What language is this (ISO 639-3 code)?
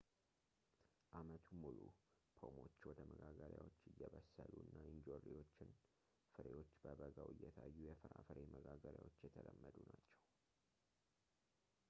amh